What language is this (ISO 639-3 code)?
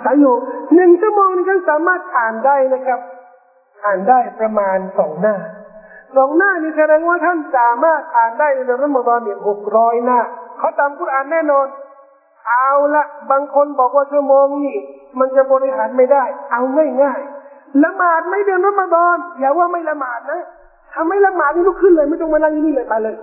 tha